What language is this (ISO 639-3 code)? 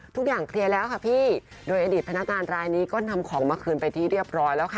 tha